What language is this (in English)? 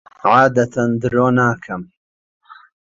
Central Kurdish